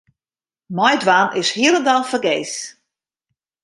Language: Western Frisian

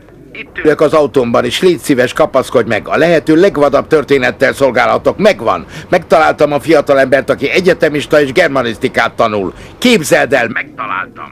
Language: Hungarian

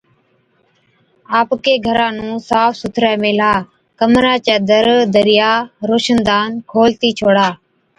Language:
Od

